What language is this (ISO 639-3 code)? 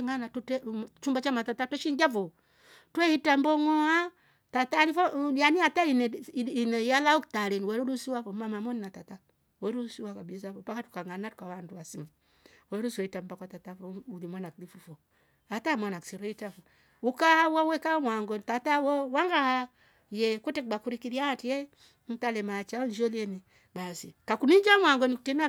rof